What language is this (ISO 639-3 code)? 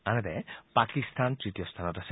asm